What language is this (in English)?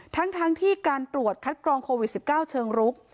Thai